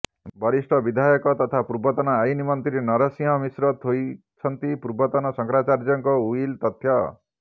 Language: Odia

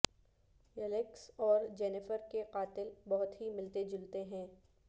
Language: Urdu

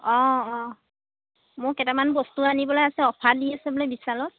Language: Assamese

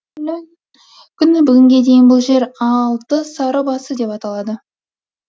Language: Kazakh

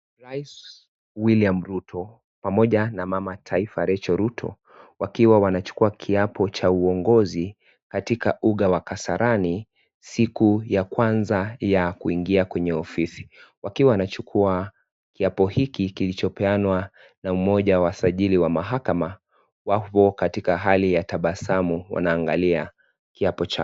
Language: Swahili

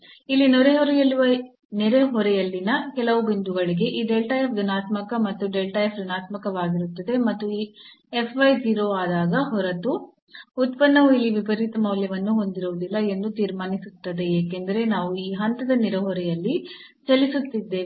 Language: Kannada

